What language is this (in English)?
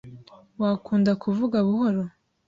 Kinyarwanda